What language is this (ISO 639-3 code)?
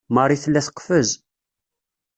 kab